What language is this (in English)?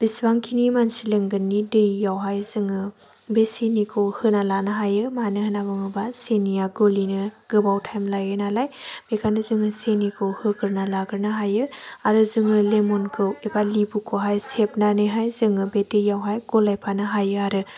Bodo